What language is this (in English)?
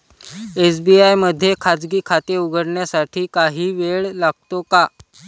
Marathi